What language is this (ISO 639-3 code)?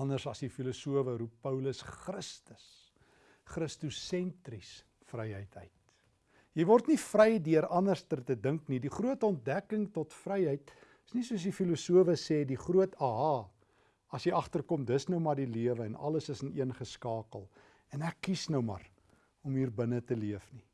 nld